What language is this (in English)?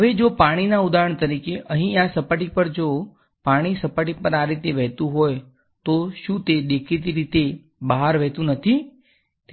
Gujarati